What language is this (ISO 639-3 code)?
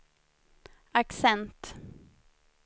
swe